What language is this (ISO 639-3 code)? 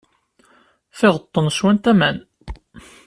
kab